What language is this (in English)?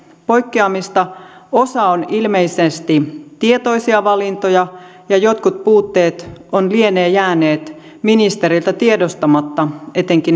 Finnish